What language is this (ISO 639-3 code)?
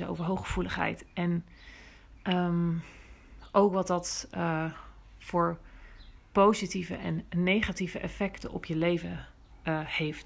nld